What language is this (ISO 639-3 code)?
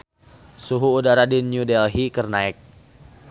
sun